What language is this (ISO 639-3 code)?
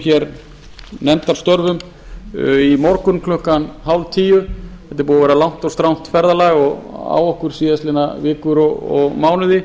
isl